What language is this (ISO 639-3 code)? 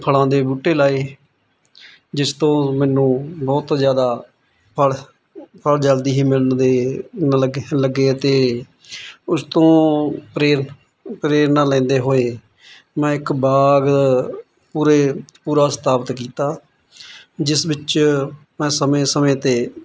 pan